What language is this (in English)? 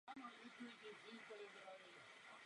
Czech